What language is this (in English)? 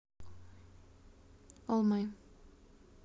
Russian